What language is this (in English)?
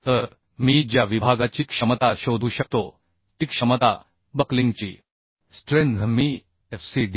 Marathi